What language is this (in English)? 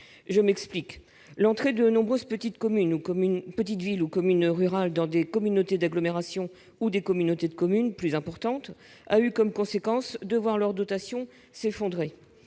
French